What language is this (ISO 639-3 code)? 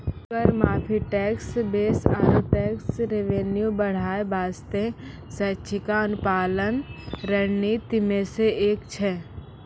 mai